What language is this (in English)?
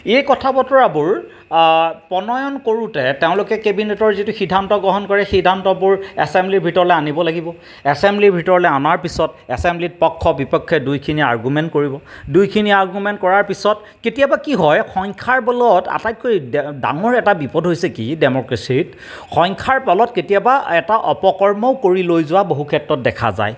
Assamese